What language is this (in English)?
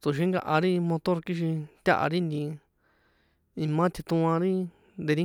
San Juan Atzingo Popoloca